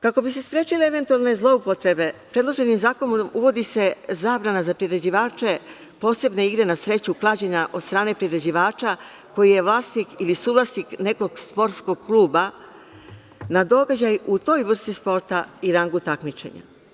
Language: Serbian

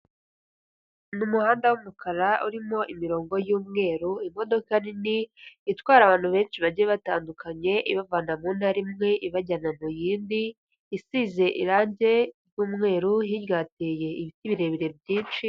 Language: Kinyarwanda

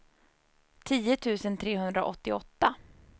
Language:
Swedish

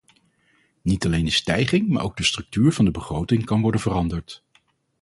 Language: Dutch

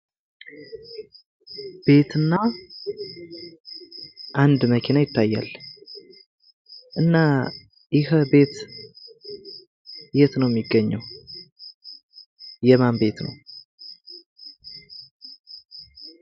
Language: Amharic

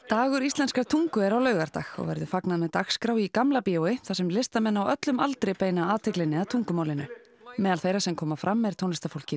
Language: Icelandic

